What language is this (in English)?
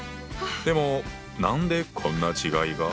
Japanese